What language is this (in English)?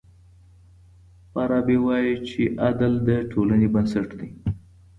Pashto